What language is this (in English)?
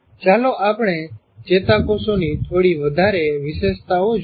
Gujarati